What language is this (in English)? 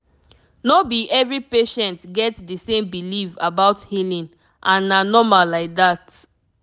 Nigerian Pidgin